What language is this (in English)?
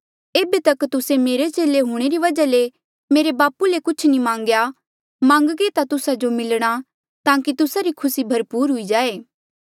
Mandeali